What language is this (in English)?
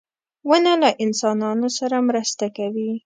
Pashto